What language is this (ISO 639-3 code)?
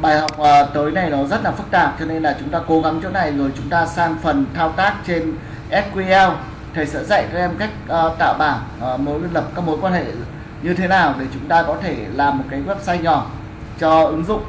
vie